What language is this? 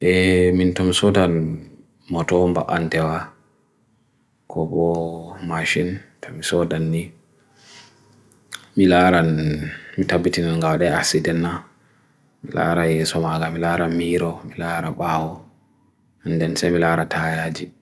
Bagirmi Fulfulde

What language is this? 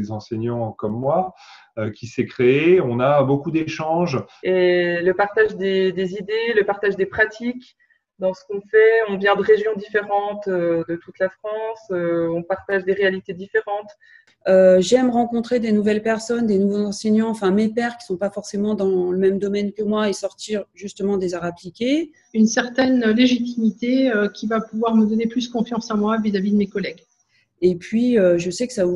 French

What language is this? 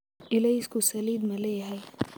Somali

